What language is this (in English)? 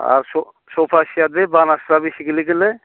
Bodo